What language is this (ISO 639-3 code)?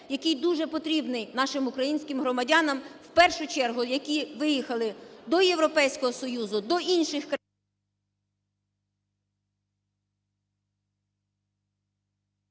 ukr